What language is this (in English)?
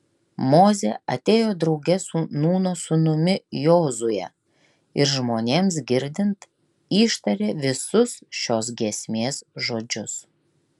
Lithuanian